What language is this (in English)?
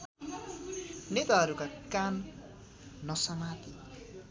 Nepali